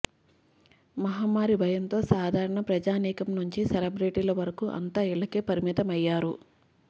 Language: Telugu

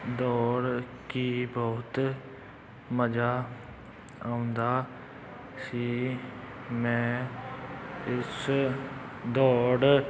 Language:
Punjabi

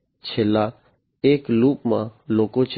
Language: Gujarati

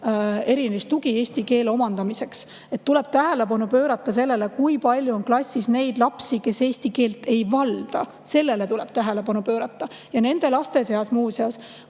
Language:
Estonian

